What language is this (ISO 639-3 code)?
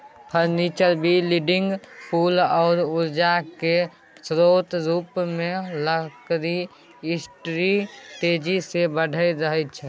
mai